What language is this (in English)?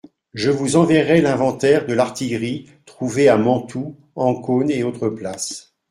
French